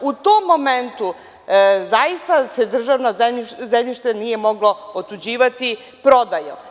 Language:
Serbian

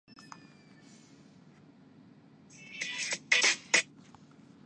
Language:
Urdu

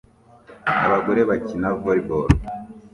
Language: Kinyarwanda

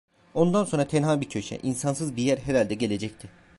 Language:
Turkish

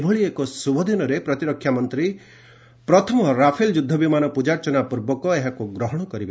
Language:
Odia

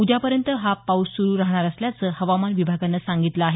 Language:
Marathi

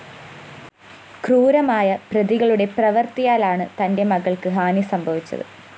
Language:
Malayalam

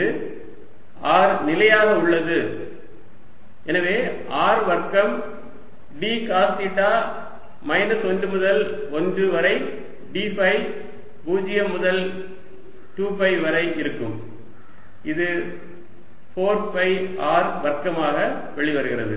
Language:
Tamil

